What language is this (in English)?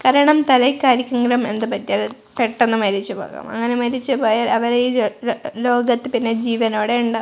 Malayalam